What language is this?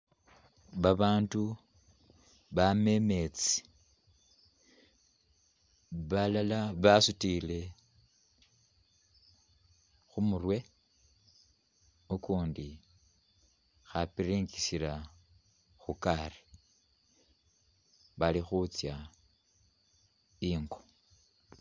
Masaaba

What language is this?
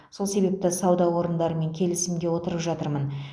Kazakh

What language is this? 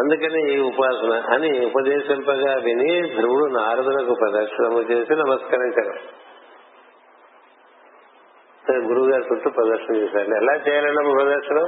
Telugu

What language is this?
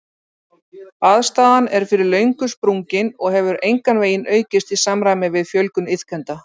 Icelandic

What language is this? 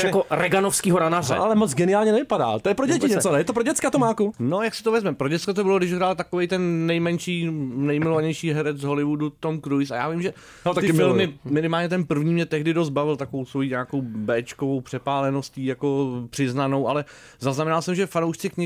Czech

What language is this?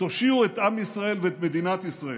Hebrew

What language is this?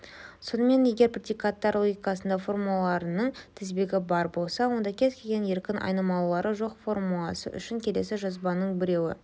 Kazakh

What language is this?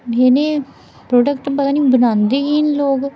Dogri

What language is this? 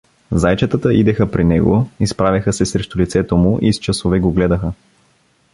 Bulgarian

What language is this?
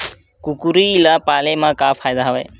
Chhattisgarhi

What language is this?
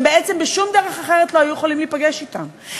Hebrew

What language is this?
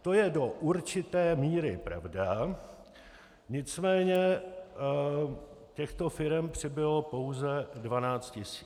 Czech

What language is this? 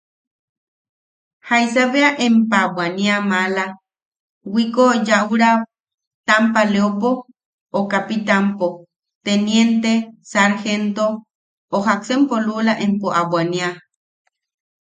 Yaqui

